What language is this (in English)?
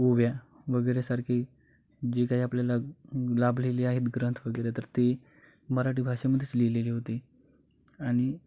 Marathi